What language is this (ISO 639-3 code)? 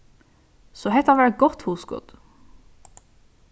fao